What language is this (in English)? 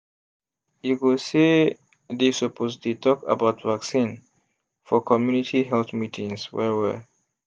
Nigerian Pidgin